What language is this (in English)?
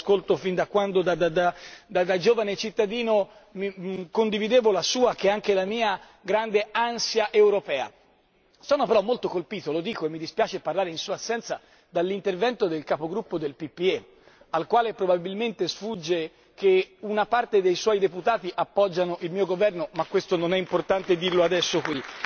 Italian